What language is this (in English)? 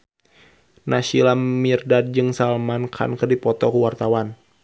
Sundanese